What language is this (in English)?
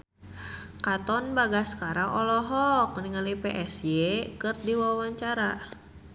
Sundanese